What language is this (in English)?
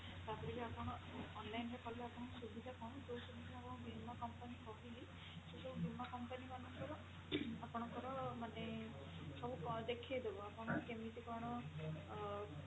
Odia